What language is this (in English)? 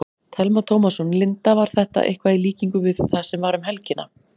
Icelandic